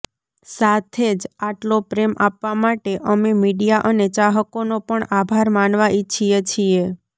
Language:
Gujarati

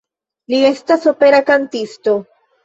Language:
Esperanto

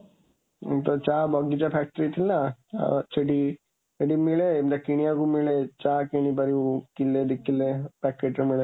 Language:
Odia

